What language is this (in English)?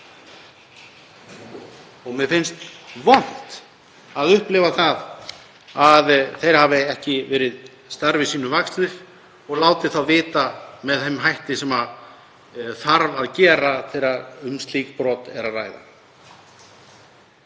Icelandic